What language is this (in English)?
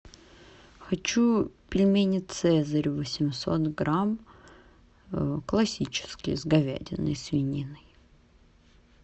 Russian